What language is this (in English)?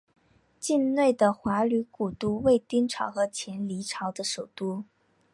Chinese